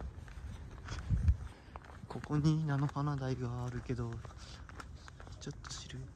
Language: Japanese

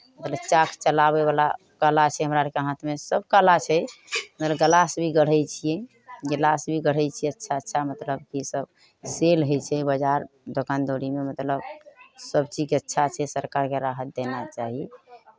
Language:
Maithili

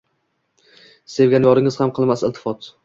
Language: Uzbek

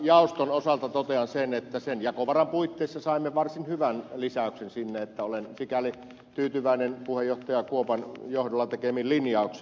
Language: Finnish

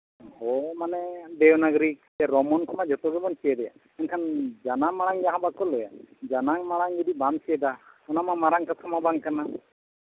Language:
Santali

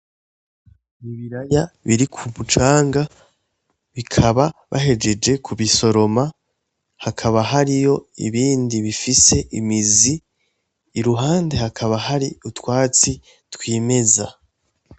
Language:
Rundi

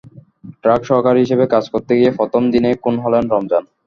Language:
Bangla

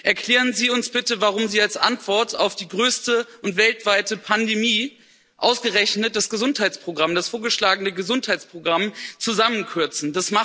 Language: German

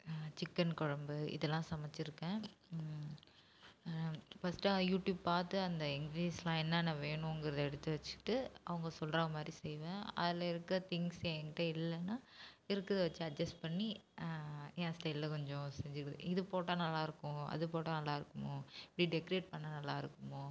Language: Tamil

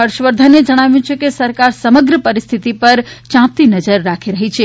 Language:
Gujarati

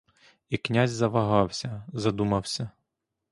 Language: Ukrainian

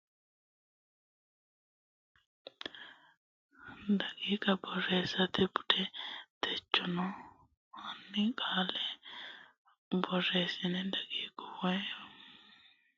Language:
Sidamo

